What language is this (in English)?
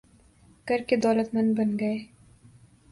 Urdu